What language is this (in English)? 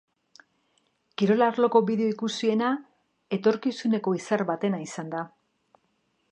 Basque